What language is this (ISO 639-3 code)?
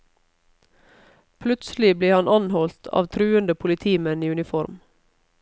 nor